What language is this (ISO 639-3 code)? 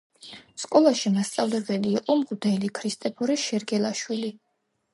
kat